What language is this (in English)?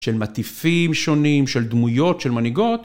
Hebrew